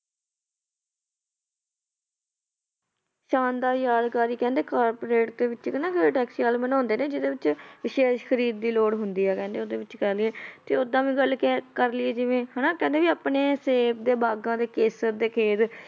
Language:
Punjabi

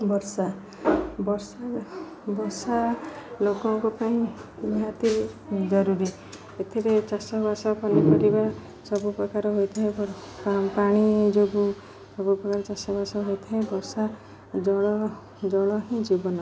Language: Odia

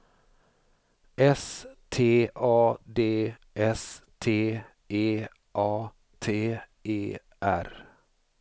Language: Swedish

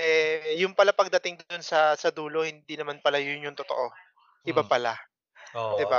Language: Filipino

